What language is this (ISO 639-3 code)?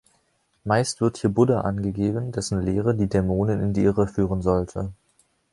deu